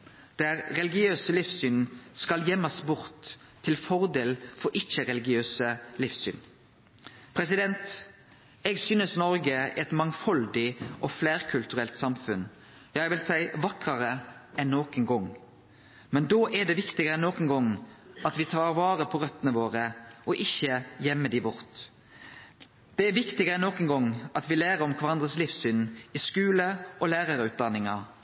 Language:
Norwegian Nynorsk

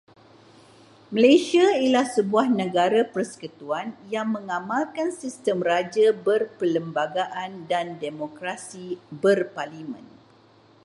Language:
Malay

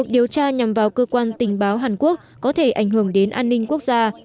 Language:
Vietnamese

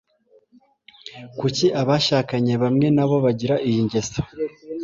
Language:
Kinyarwanda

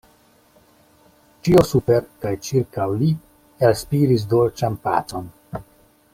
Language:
Esperanto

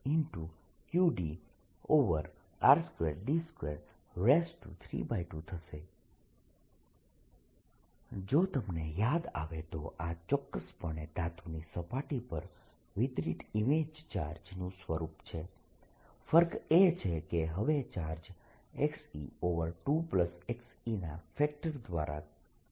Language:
Gujarati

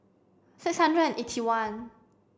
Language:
English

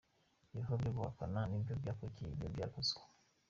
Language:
Kinyarwanda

